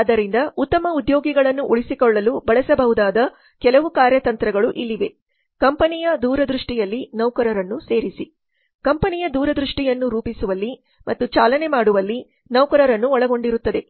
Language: Kannada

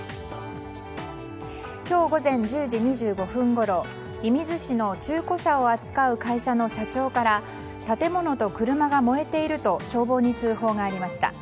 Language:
Japanese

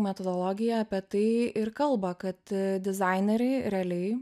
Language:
Lithuanian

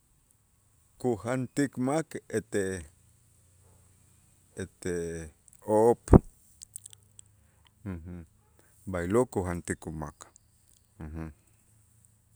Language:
Itzá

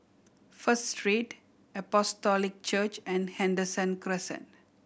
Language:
English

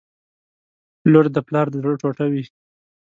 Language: Pashto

